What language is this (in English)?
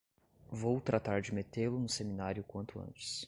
Portuguese